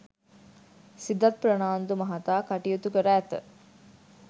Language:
Sinhala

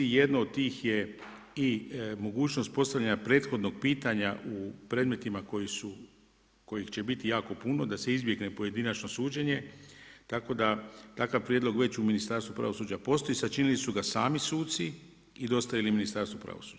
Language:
Croatian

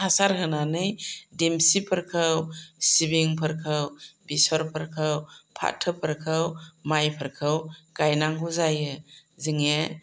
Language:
Bodo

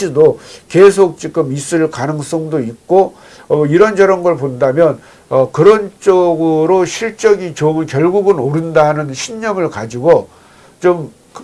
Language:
Korean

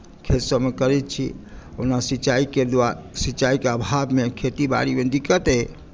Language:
Maithili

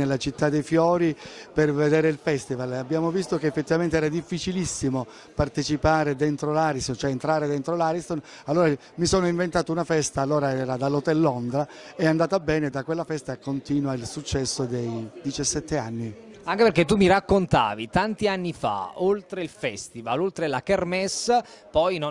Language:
Italian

